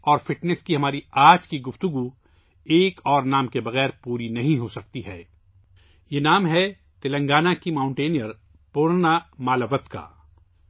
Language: Urdu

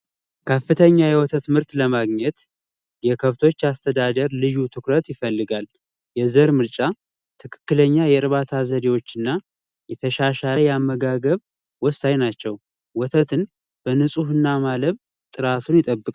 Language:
Amharic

